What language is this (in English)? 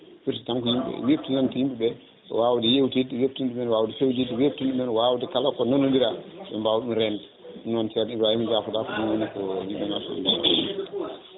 Fula